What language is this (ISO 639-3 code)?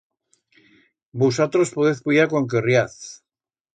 arg